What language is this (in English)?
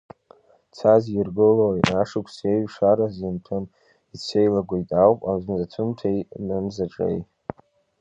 Abkhazian